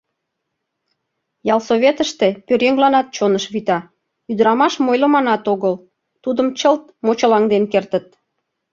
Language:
Mari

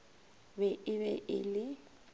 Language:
Northern Sotho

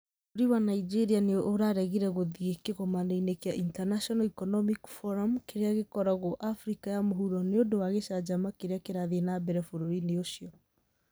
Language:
Kikuyu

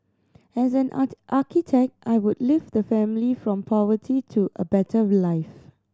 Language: English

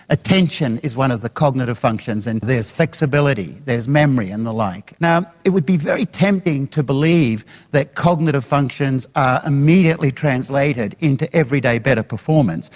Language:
English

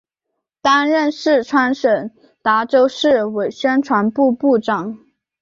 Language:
Chinese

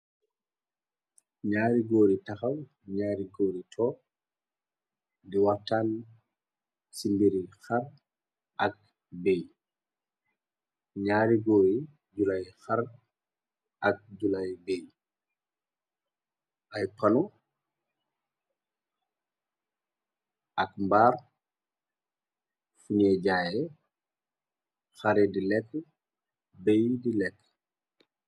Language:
Wolof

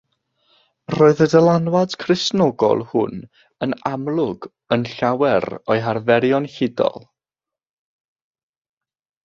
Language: Welsh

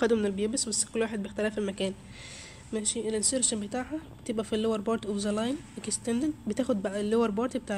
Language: Arabic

